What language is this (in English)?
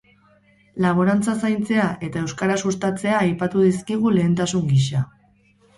Basque